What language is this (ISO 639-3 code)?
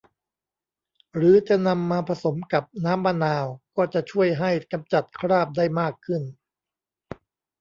tha